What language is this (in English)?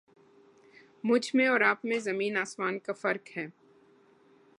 Urdu